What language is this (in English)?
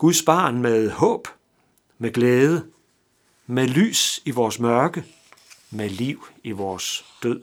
Danish